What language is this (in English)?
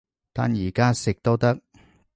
Cantonese